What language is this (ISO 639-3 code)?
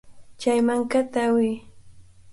qvl